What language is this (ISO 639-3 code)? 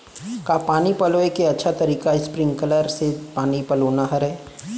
hne